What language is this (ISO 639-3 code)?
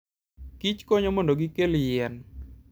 luo